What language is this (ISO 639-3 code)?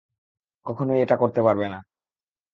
ben